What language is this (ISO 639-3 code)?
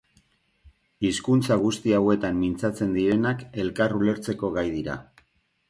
eus